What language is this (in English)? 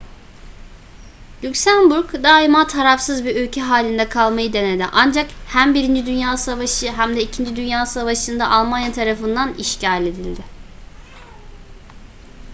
Turkish